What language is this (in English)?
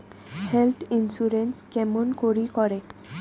Bangla